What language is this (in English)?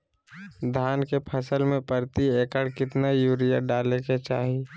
Magahi